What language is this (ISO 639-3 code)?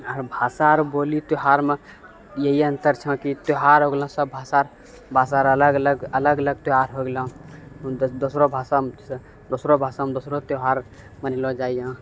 mai